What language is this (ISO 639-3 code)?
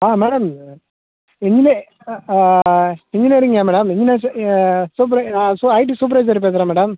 tam